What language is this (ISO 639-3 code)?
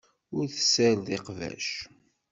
kab